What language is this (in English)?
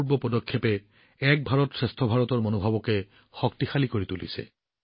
Assamese